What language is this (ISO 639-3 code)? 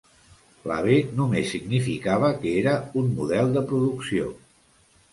cat